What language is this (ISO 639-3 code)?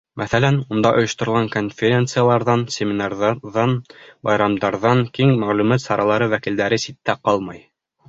bak